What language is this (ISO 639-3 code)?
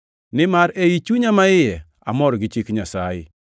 luo